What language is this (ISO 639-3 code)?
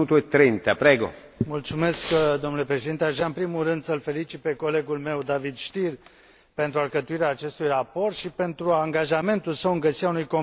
ron